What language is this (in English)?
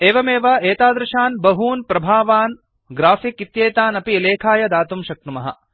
Sanskrit